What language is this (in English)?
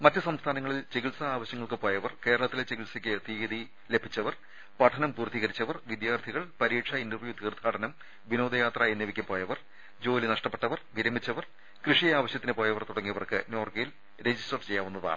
Malayalam